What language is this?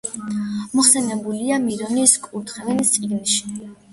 Georgian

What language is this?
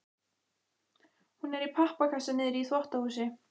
Icelandic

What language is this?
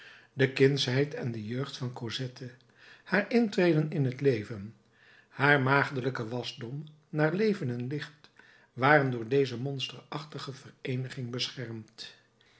Dutch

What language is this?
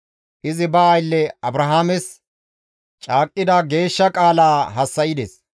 Gamo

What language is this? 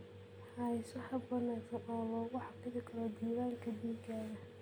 Somali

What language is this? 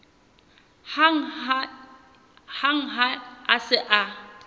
Southern Sotho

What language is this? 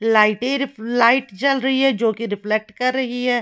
Hindi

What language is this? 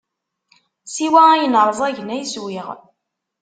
Kabyle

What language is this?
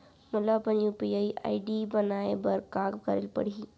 Chhattisgarhi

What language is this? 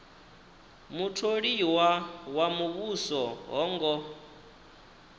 Venda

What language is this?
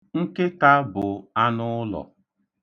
Igbo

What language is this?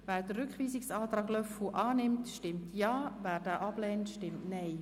Swiss German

